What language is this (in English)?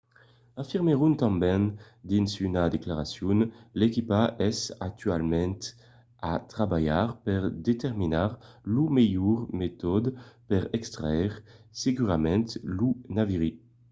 Occitan